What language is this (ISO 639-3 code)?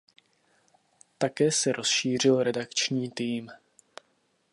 ces